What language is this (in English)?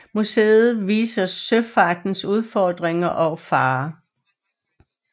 Danish